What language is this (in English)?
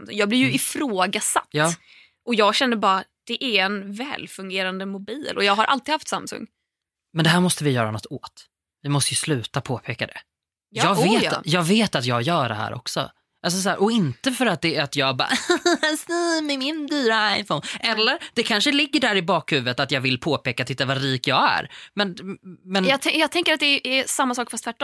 Swedish